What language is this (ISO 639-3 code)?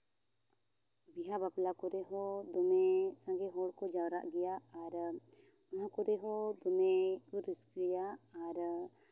sat